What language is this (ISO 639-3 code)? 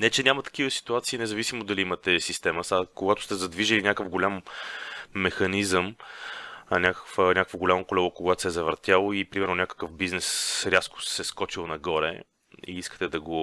bul